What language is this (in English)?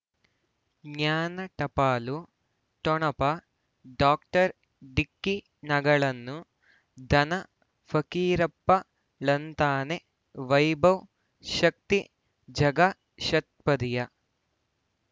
Kannada